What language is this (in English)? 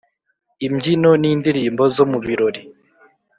Kinyarwanda